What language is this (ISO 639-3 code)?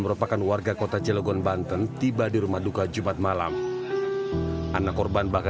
ind